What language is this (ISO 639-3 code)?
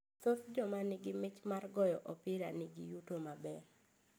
luo